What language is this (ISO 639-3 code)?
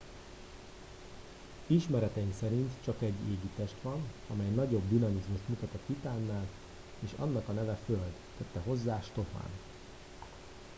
hun